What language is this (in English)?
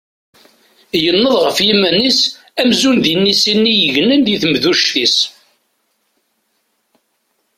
Kabyle